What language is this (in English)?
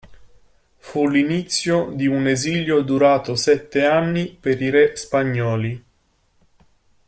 Italian